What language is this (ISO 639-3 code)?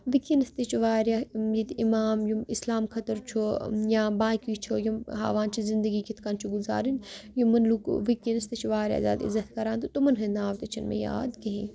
kas